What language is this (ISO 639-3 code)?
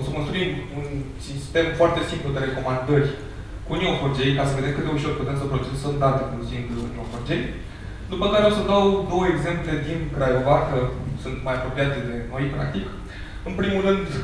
ron